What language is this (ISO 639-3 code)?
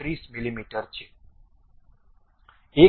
guj